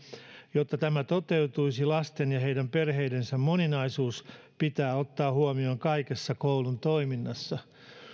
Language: Finnish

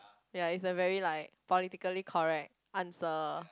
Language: English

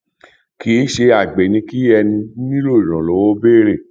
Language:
Yoruba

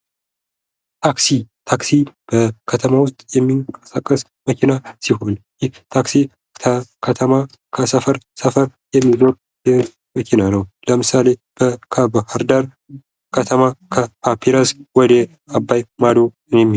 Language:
Amharic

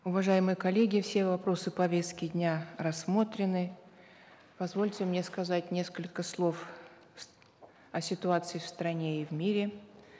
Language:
Kazakh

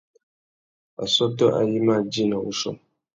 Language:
Tuki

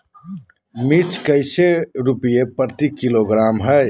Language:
Magahi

